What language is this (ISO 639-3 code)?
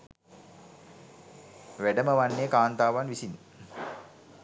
sin